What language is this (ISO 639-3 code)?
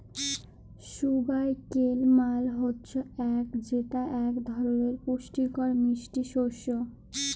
ben